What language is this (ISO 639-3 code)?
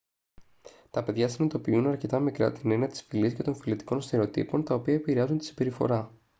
ell